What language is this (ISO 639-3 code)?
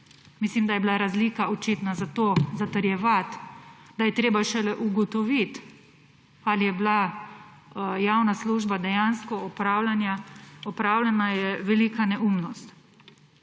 slv